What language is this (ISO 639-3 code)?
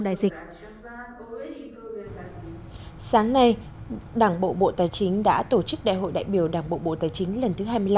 vie